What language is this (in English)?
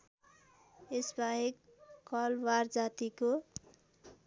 Nepali